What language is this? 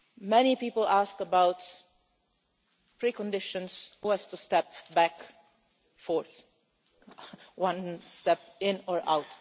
English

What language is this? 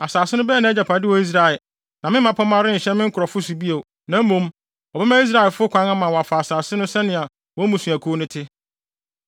Akan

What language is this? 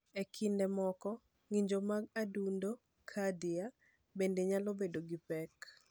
Luo (Kenya and Tanzania)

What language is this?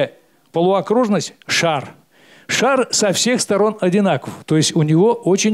Russian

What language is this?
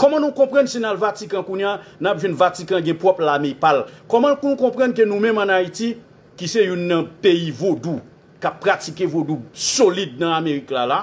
French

